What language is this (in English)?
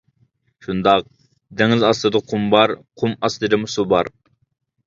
Uyghur